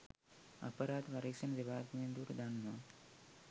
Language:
Sinhala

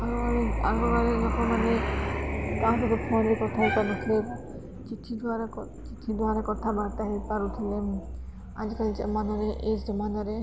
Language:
Odia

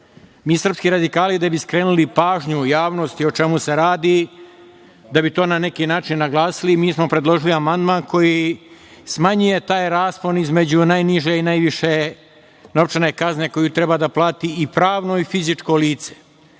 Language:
Serbian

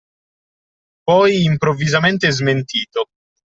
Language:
Italian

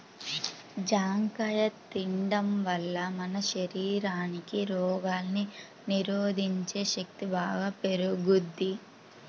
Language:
Telugu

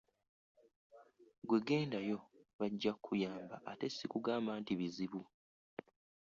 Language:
Ganda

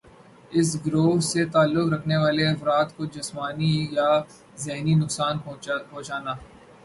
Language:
Urdu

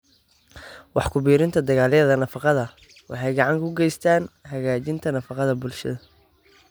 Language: Somali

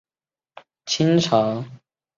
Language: Chinese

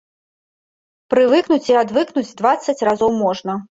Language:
Belarusian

